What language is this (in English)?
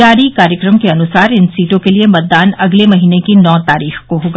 Hindi